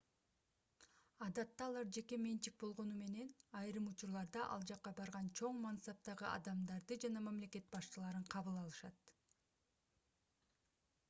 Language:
Kyrgyz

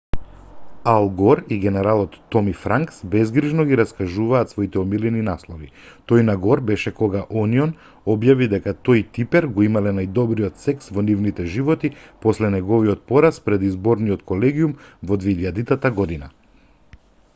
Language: Macedonian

